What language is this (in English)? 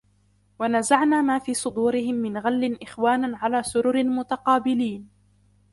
Arabic